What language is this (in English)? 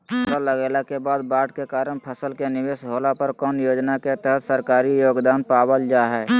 Magahi